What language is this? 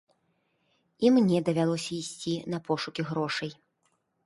Belarusian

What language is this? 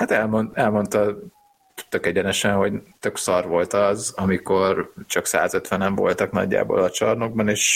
Hungarian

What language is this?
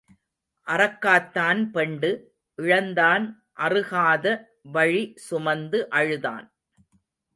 Tamil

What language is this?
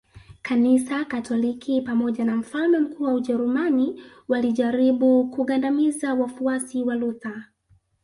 Swahili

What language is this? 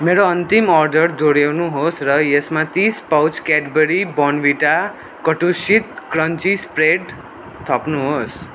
Nepali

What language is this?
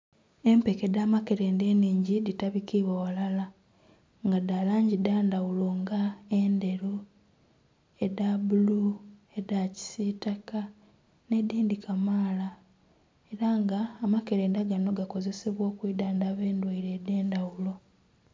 Soga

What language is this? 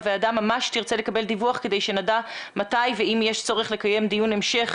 Hebrew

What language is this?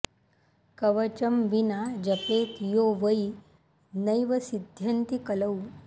Sanskrit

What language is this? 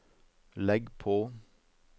Norwegian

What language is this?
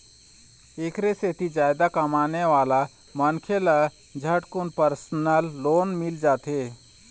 Chhattisgarhi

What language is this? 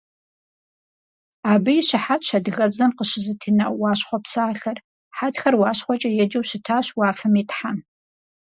Kabardian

